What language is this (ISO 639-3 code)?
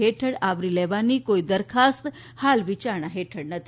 guj